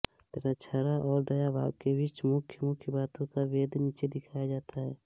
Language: Hindi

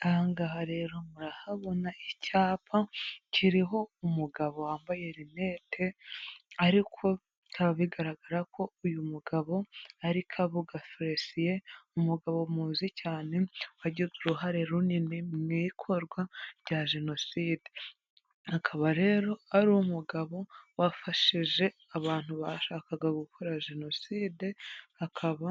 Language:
Kinyarwanda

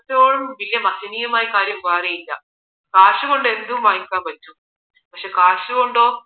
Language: Malayalam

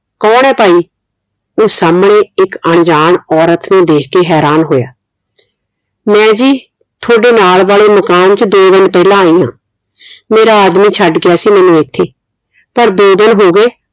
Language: Punjabi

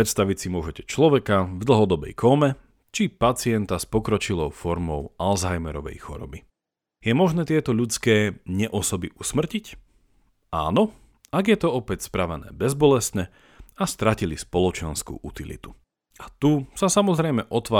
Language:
Slovak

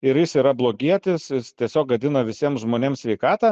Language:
Lithuanian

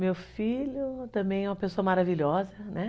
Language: Portuguese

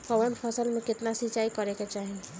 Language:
Bhojpuri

